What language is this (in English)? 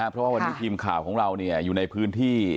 Thai